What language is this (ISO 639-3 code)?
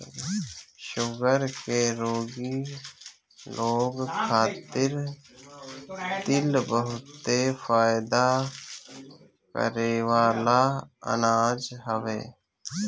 bho